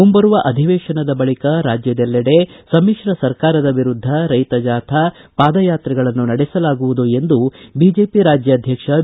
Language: Kannada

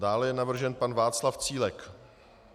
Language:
Czech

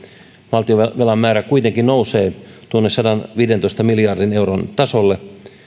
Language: Finnish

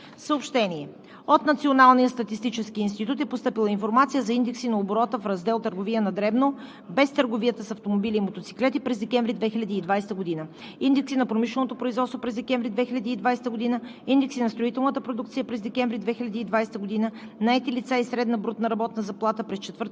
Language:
Bulgarian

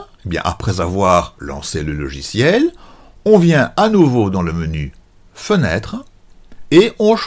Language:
French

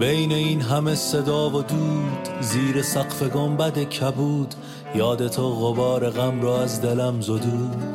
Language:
Persian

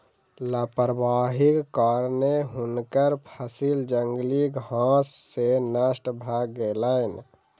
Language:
Maithili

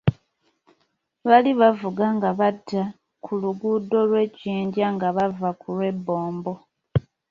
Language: Ganda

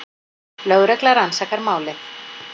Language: Icelandic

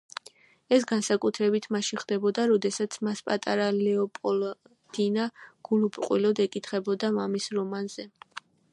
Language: Georgian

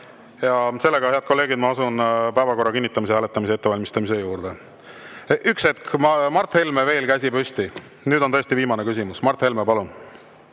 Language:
Estonian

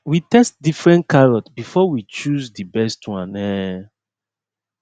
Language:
Nigerian Pidgin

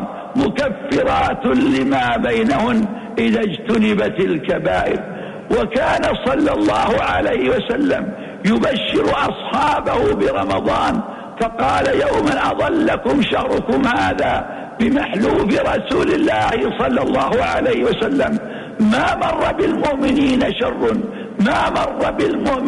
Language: Arabic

